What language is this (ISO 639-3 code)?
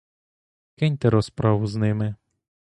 ukr